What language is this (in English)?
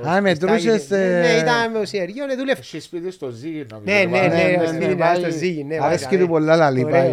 Greek